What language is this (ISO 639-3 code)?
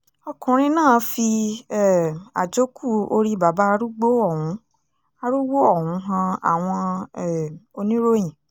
yor